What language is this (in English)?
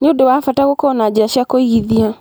Kikuyu